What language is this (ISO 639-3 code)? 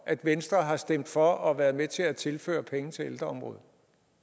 dan